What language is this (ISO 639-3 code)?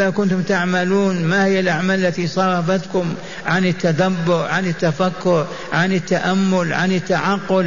ara